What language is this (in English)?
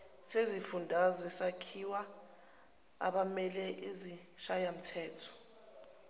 Zulu